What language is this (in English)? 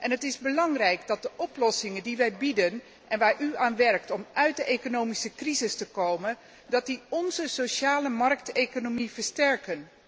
Dutch